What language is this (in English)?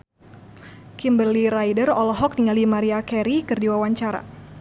Sundanese